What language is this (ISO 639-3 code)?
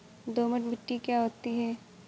hin